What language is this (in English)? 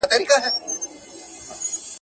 Pashto